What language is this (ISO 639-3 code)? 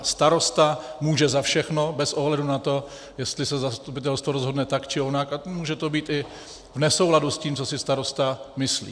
ces